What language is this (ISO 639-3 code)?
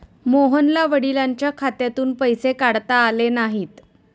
mar